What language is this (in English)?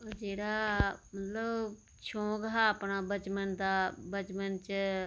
Dogri